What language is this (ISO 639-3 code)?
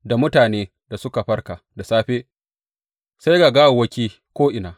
hau